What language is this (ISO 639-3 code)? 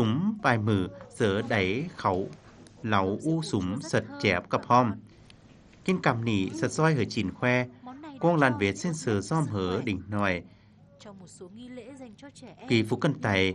vie